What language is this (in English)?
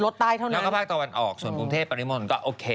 Thai